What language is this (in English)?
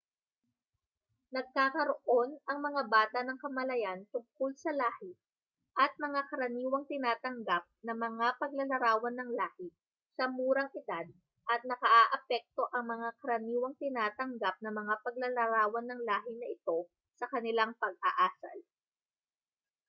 Filipino